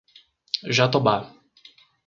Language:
Portuguese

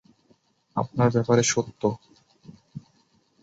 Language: Bangla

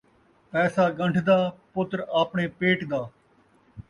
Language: Saraiki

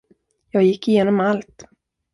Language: Swedish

